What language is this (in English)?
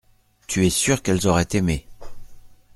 French